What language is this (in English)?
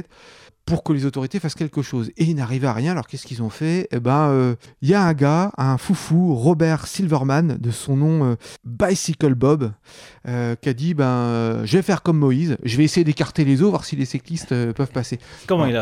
French